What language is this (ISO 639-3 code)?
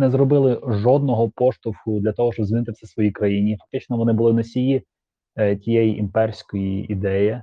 ukr